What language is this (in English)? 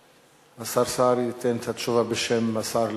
Hebrew